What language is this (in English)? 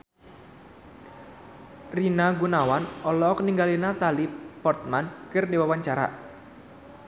Sundanese